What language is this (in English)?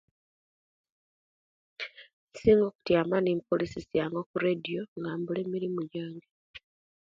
Kenyi